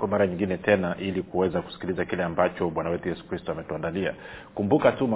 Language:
Swahili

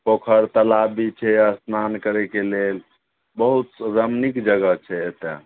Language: Maithili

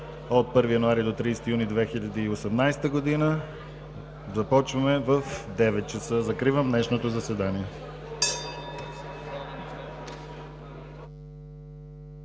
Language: Bulgarian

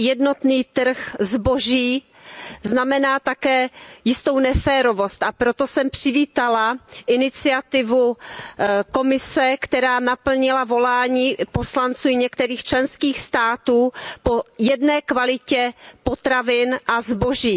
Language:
Czech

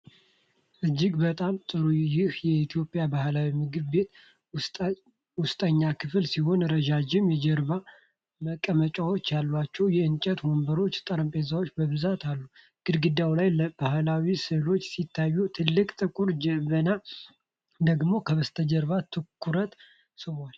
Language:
Amharic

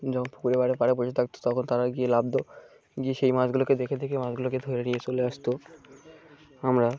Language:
Bangla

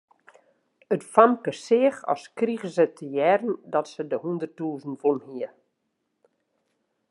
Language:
Western Frisian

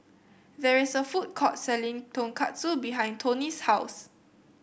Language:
English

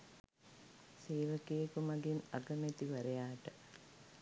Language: Sinhala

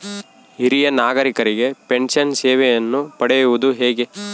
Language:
Kannada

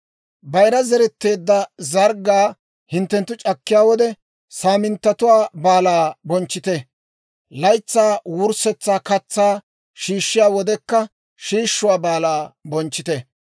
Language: Dawro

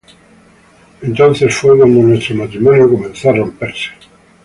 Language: Spanish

